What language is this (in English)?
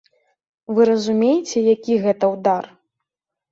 Belarusian